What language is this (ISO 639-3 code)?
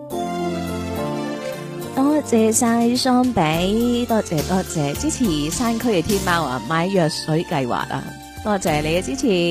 zho